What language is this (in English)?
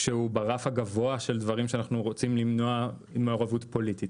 Hebrew